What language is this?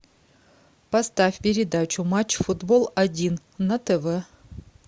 Russian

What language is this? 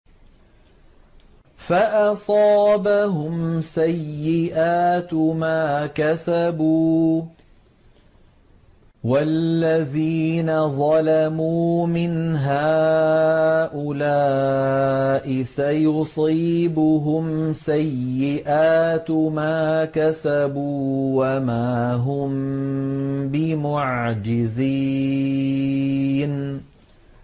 Arabic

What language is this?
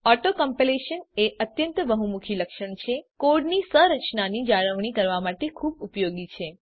Gujarati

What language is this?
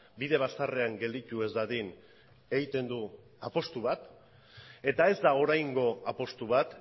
Basque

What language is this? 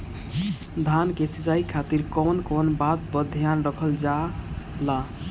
Bhojpuri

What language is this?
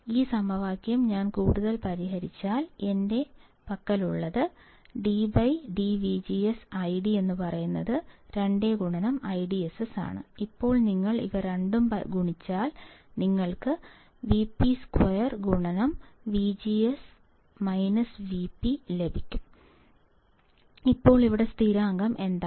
Malayalam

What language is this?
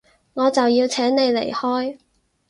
Cantonese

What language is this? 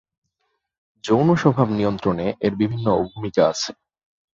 Bangla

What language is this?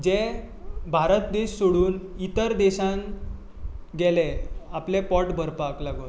Konkani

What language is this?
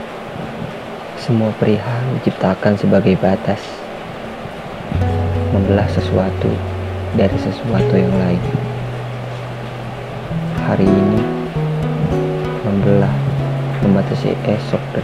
Indonesian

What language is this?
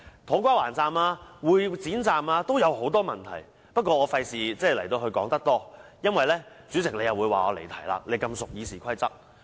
Cantonese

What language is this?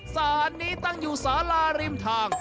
Thai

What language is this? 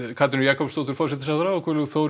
Icelandic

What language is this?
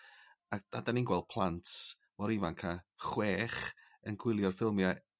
Welsh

